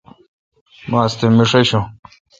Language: Kalkoti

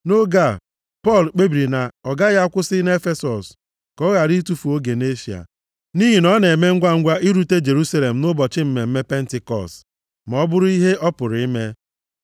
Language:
Igbo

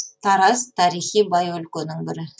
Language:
Kazakh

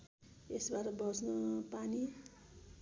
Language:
Nepali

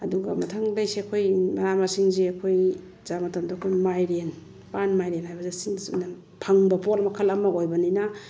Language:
Manipuri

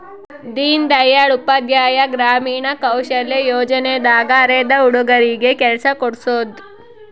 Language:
Kannada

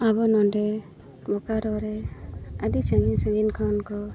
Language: Santali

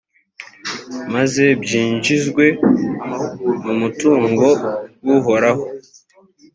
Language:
Kinyarwanda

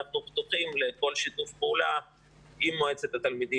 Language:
Hebrew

